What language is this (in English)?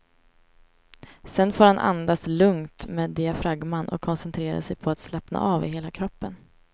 Swedish